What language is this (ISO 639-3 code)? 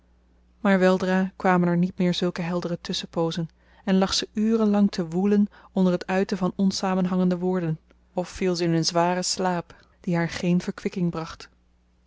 nld